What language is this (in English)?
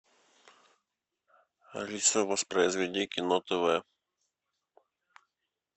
Russian